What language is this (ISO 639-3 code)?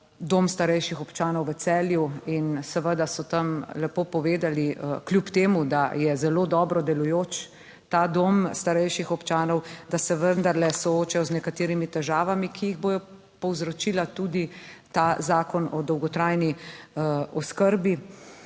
slv